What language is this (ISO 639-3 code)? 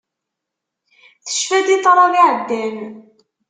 kab